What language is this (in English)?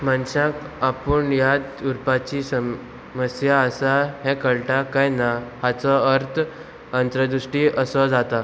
Konkani